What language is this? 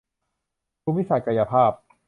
Thai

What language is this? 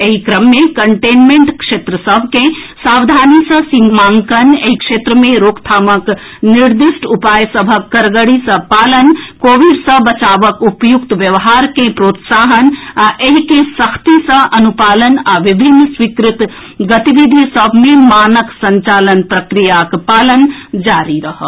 Maithili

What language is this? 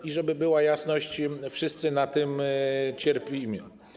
Polish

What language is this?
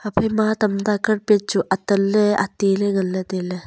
Wancho Naga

